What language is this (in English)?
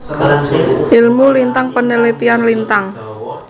Javanese